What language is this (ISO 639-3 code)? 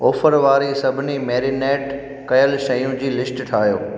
snd